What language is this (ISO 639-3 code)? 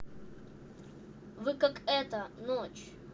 rus